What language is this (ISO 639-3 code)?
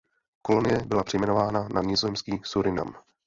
ces